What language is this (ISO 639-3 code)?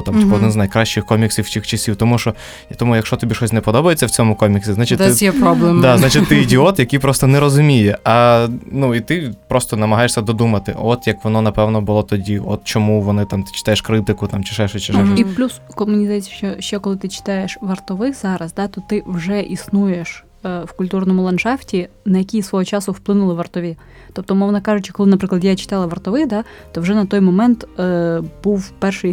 ukr